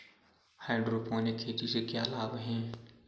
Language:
Hindi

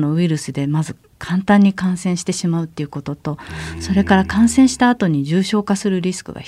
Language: Japanese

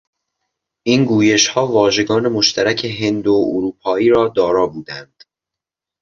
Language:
Persian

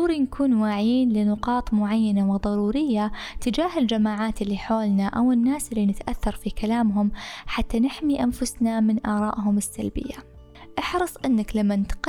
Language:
Arabic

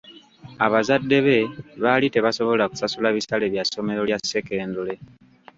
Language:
Ganda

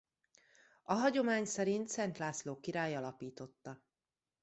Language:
Hungarian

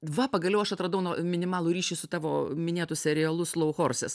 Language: Lithuanian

